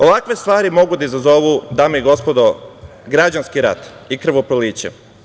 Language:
Serbian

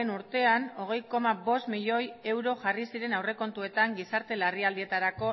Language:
Basque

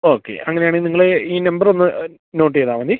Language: Malayalam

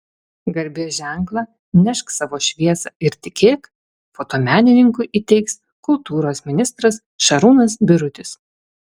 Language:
Lithuanian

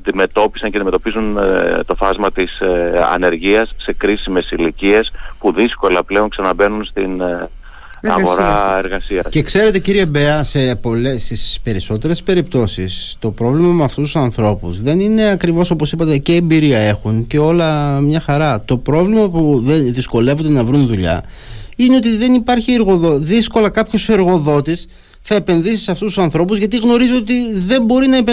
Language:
Greek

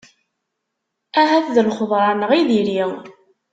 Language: Kabyle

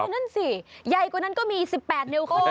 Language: Thai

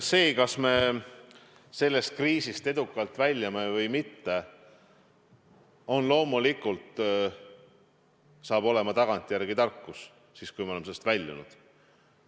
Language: Estonian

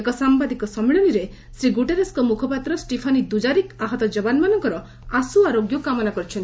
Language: Odia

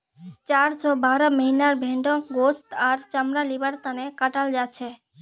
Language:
Magahi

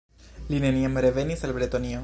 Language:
Esperanto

